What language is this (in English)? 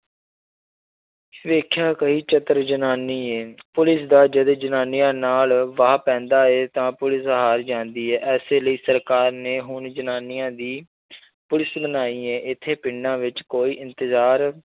Punjabi